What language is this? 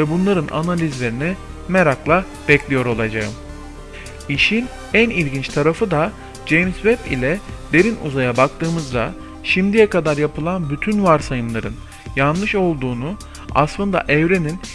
Turkish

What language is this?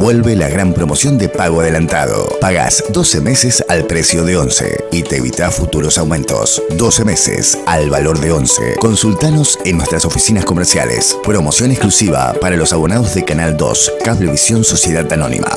Spanish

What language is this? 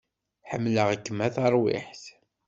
Kabyle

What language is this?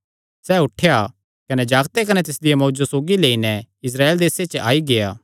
Kangri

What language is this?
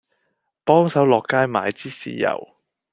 Cantonese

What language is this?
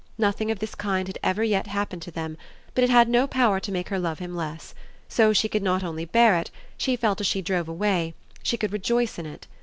English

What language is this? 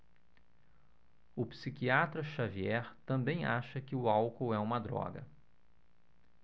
Portuguese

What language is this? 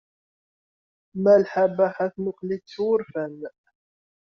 Kabyle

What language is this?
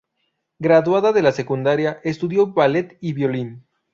Spanish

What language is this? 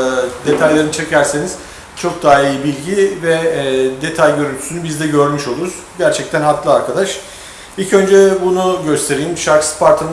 Turkish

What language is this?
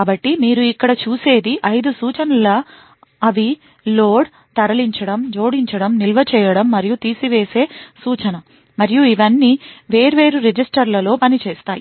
Telugu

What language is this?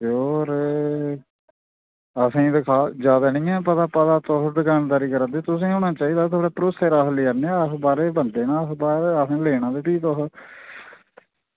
Dogri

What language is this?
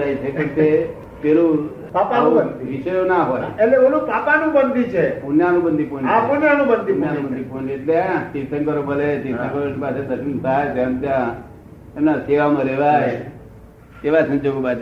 Gujarati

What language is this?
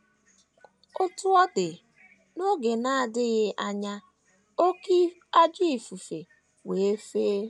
Igbo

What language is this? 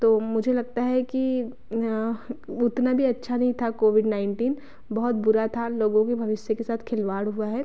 Hindi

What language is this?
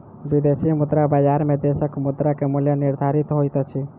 Maithili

